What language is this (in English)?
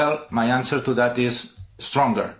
English